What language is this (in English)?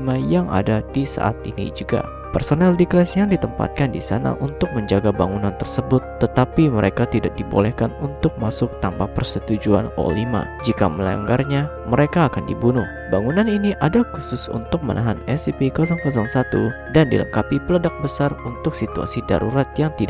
Indonesian